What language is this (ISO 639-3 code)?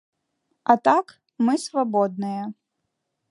bel